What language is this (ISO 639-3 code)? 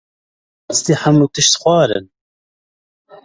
kur